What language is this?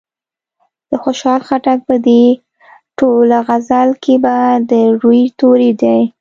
Pashto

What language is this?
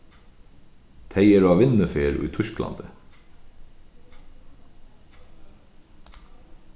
Faroese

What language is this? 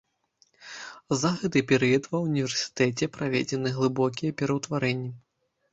Belarusian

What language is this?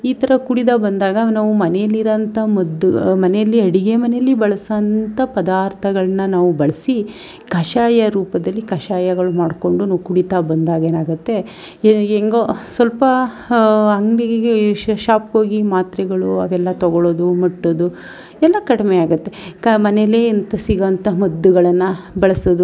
Kannada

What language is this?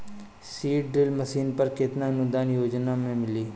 Bhojpuri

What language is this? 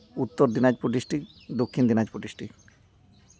Santali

